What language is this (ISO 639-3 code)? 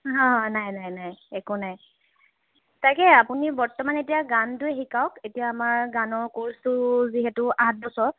asm